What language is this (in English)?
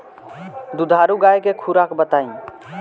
Bhojpuri